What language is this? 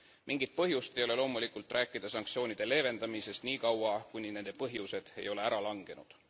Estonian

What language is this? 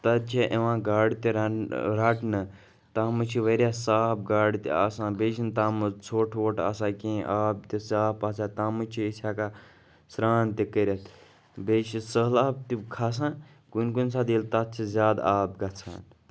Kashmiri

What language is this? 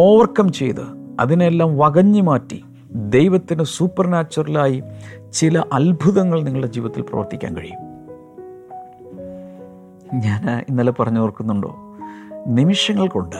Malayalam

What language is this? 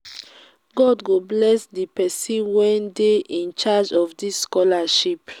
Nigerian Pidgin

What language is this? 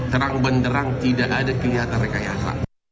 Indonesian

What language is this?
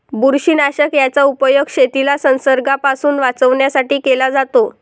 Marathi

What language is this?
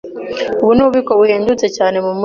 Kinyarwanda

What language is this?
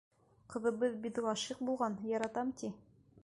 Bashkir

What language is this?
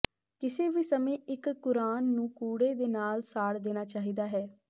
Punjabi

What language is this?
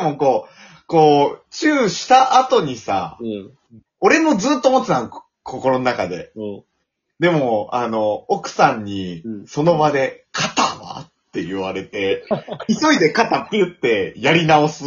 Japanese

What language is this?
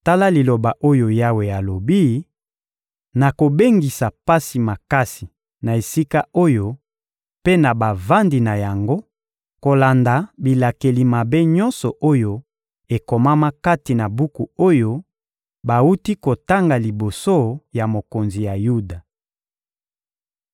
Lingala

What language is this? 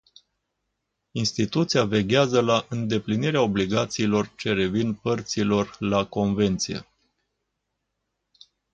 Romanian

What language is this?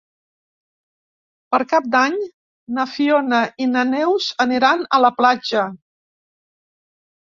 Catalan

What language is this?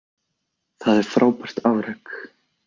Icelandic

